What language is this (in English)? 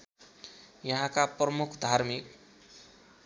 Nepali